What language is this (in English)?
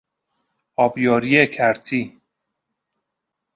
Persian